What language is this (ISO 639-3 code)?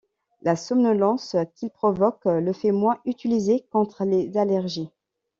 fra